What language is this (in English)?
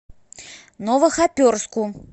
Russian